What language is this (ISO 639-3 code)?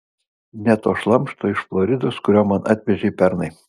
lit